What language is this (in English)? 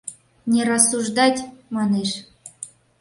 Mari